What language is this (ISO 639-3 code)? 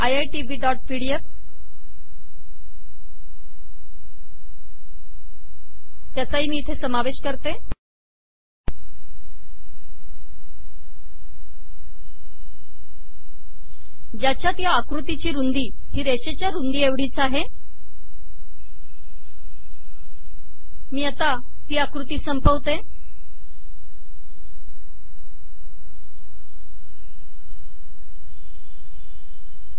mar